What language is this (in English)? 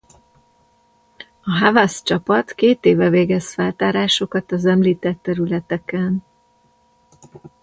Hungarian